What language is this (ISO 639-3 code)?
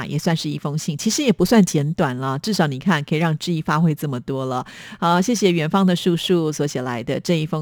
zho